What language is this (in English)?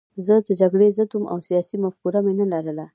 Pashto